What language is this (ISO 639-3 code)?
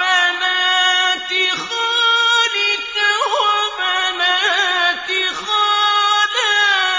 ara